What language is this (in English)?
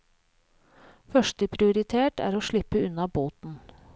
Norwegian